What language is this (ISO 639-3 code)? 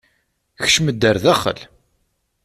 kab